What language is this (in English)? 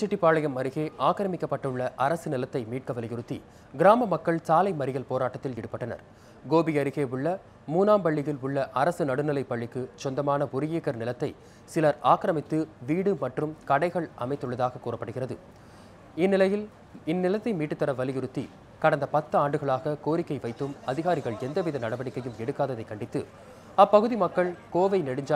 Italian